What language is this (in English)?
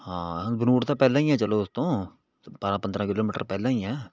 Punjabi